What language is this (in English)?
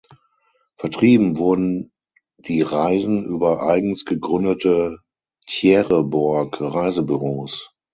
German